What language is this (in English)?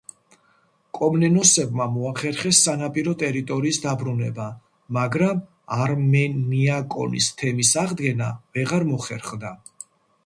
Georgian